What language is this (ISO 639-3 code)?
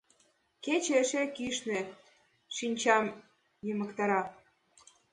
chm